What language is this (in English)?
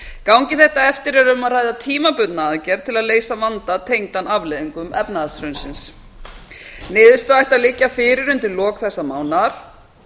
Icelandic